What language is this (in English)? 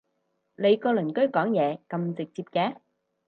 Cantonese